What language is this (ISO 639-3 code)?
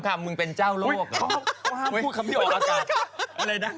tha